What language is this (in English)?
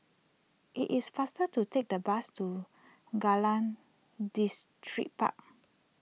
English